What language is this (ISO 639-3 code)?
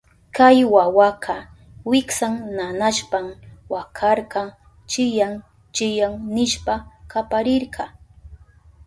qup